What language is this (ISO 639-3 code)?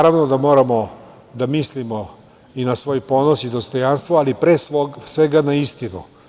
srp